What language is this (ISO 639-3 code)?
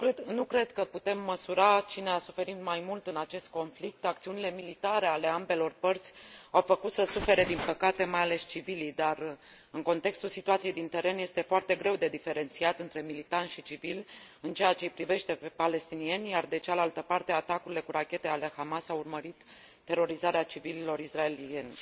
ron